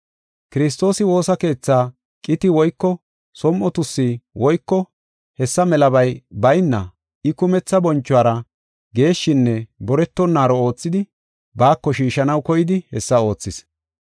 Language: Gofa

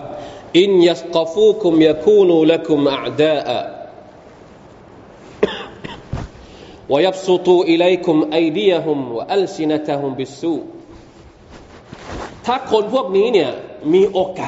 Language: Thai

